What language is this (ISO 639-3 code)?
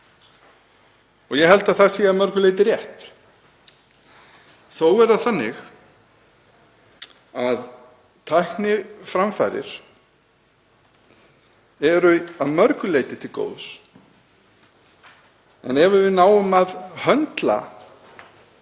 isl